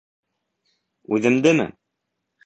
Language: Bashkir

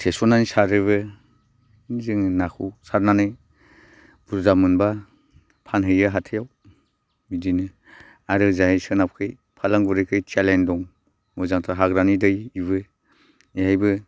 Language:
Bodo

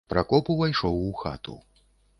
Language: Belarusian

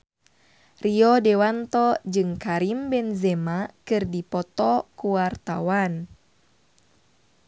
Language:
Sundanese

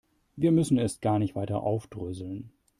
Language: German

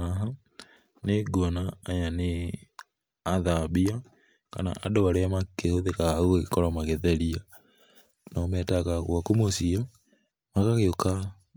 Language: Kikuyu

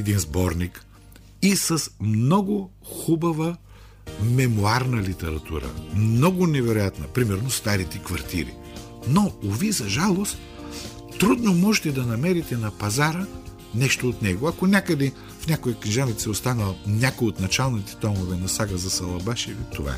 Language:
Bulgarian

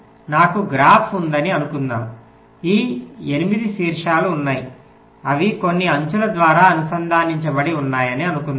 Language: Telugu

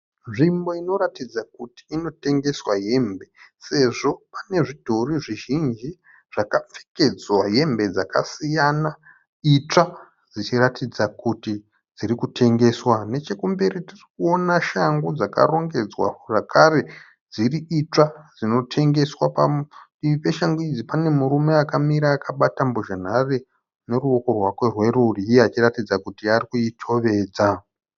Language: Shona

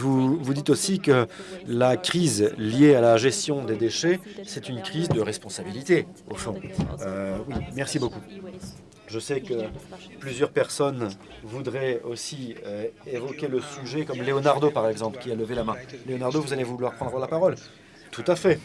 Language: French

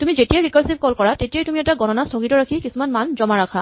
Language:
Assamese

